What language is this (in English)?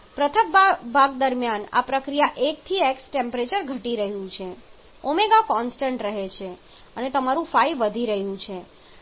Gujarati